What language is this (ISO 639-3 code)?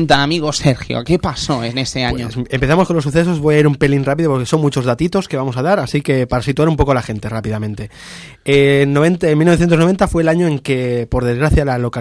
spa